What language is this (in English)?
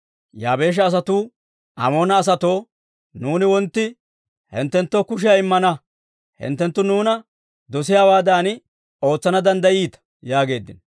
Dawro